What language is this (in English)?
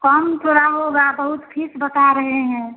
Hindi